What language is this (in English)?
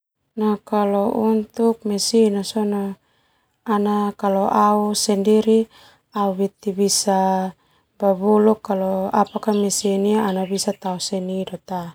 Termanu